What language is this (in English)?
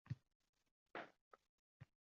Uzbek